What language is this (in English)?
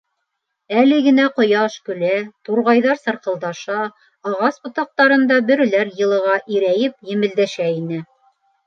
Bashkir